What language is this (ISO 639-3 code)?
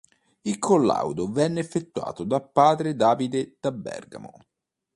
ita